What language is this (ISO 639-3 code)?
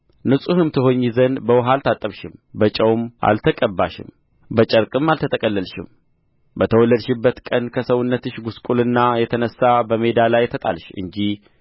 amh